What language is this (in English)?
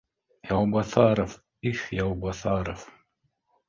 Bashkir